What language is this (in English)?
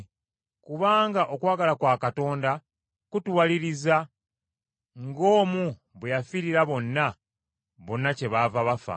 Ganda